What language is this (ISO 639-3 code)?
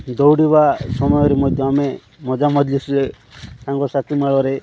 ori